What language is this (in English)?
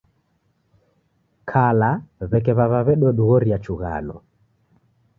Taita